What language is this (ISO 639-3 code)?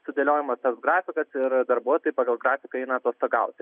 lit